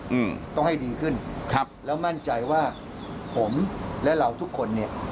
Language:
Thai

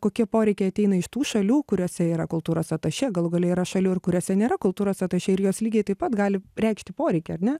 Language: Lithuanian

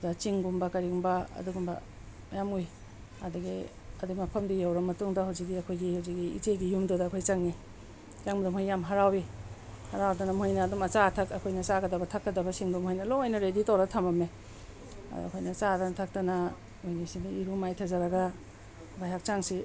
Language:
Manipuri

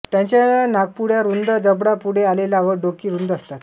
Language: Marathi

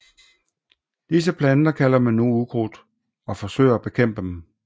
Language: Danish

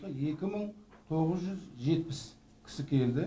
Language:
Kazakh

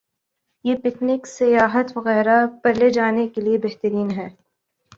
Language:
Urdu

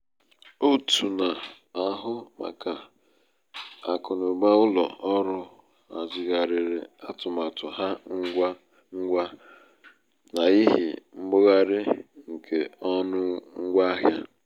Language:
Igbo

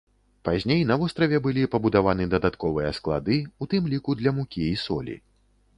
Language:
Belarusian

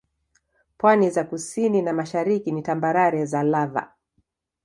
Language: Swahili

